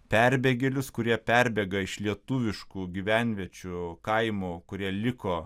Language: Lithuanian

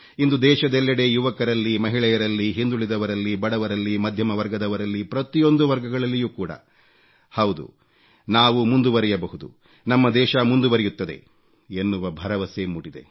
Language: Kannada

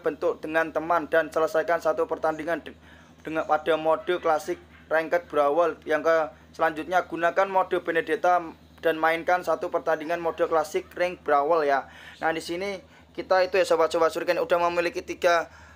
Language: Indonesian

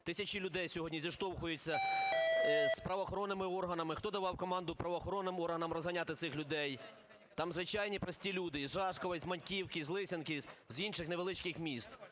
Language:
Ukrainian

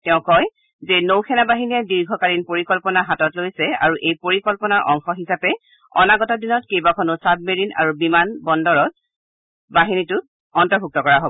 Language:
Assamese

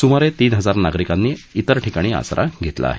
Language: Marathi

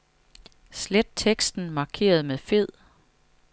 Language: Danish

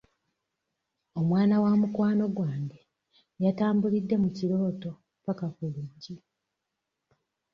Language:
Ganda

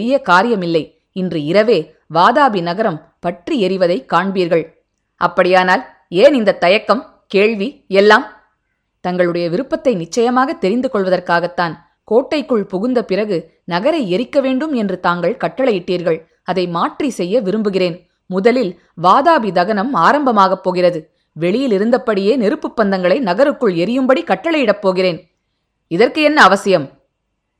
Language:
Tamil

